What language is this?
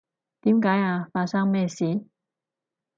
Cantonese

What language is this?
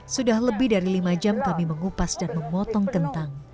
Indonesian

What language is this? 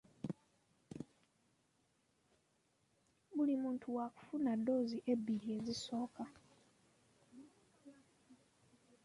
Ganda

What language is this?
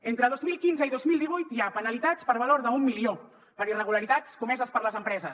Catalan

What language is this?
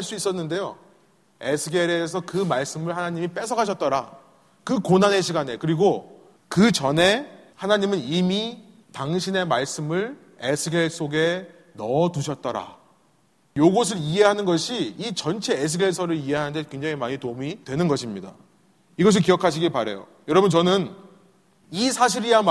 Korean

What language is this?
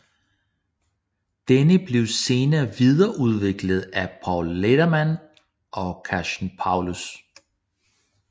Danish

